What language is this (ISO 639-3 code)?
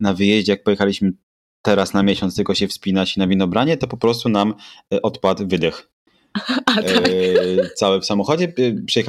pol